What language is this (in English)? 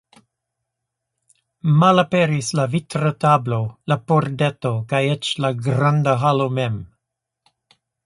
Esperanto